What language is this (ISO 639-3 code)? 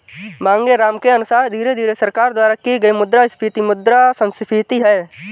hin